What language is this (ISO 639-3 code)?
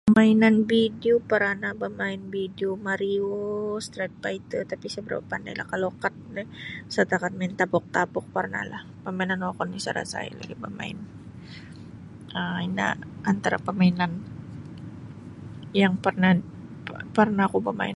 bsy